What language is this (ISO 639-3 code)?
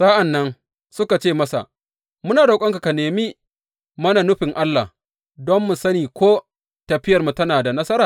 hau